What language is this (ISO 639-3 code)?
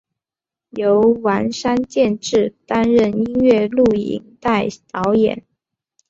zho